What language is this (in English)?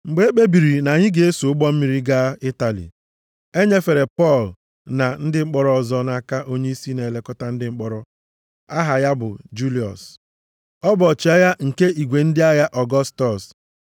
Igbo